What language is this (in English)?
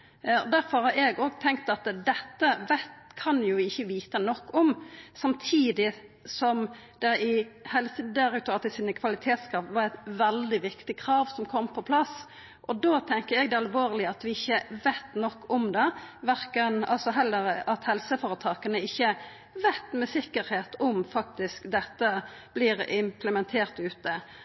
Norwegian Nynorsk